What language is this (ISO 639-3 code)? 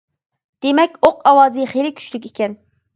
uig